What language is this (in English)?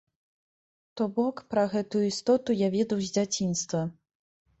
Belarusian